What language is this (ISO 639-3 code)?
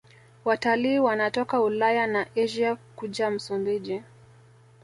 swa